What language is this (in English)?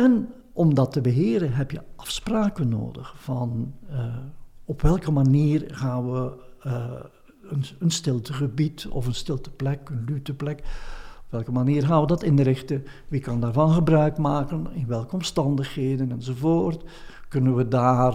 Dutch